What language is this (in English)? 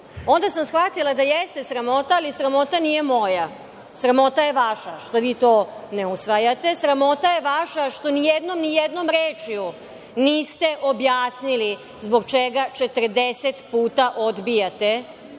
Serbian